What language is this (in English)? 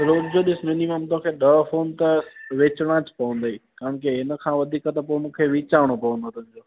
Sindhi